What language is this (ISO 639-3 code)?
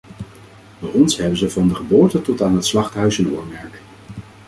nld